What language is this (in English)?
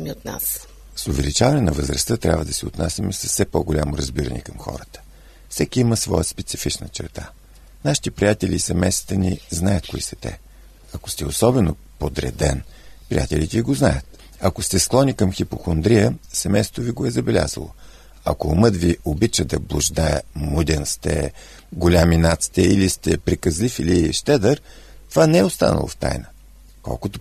Bulgarian